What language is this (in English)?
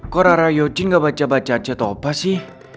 Indonesian